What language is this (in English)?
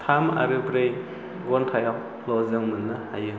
Bodo